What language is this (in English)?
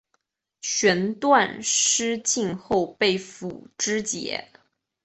Chinese